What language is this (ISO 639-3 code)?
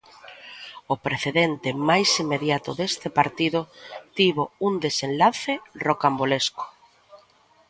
glg